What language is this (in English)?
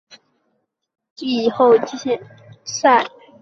Chinese